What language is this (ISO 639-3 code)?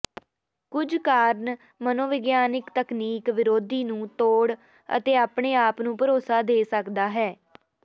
pan